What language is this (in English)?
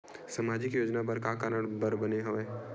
Chhattisgarhi